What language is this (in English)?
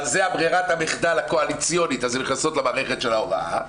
Hebrew